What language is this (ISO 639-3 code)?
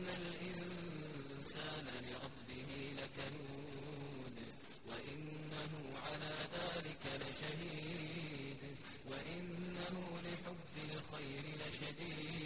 ara